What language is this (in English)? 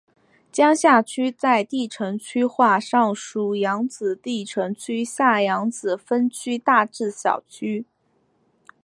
Chinese